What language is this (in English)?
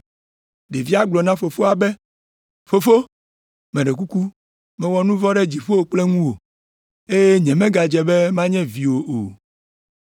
Ewe